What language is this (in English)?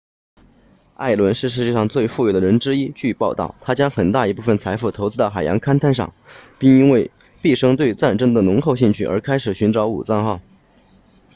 Chinese